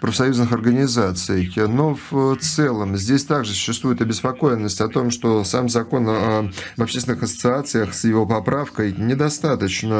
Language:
Russian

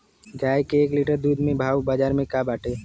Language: Bhojpuri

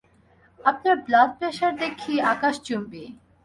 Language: Bangla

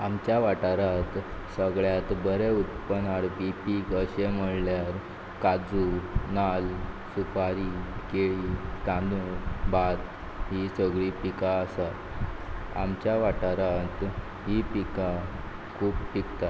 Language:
Konkani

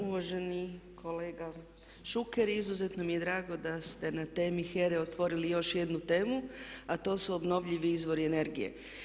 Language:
Croatian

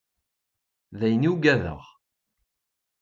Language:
Kabyle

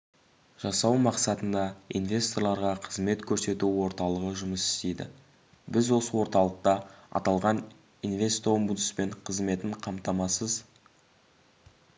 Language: Kazakh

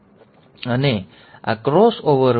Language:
Gujarati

